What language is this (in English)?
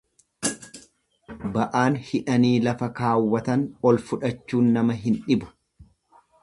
Oromo